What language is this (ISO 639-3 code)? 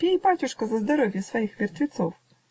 rus